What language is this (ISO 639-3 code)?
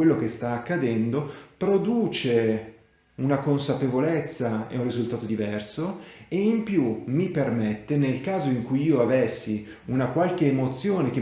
ita